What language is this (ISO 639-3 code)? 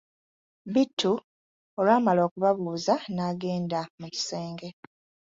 lug